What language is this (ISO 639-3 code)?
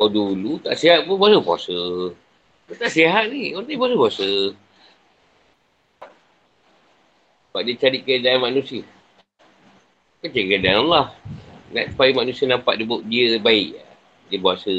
msa